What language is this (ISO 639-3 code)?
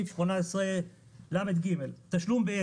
heb